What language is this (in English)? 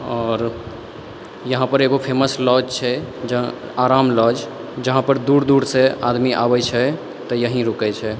Maithili